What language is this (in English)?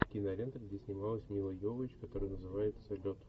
Russian